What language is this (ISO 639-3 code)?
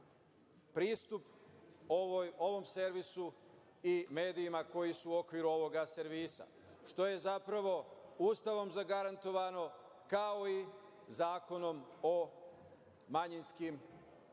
srp